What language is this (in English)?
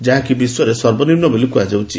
Odia